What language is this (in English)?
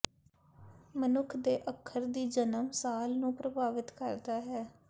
Punjabi